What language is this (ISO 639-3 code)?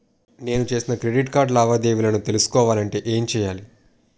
tel